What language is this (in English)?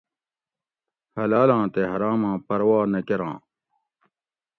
Gawri